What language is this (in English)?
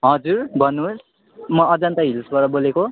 Nepali